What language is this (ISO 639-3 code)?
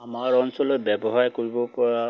asm